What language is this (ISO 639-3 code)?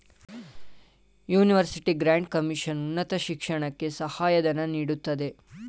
kan